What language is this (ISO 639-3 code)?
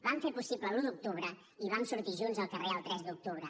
cat